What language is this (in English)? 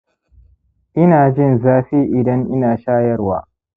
Hausa